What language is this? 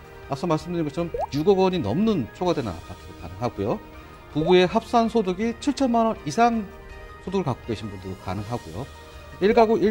Korean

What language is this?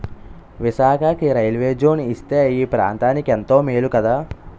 Telugu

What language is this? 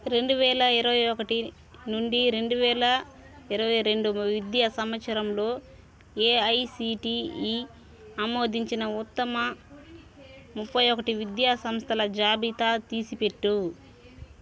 Telugu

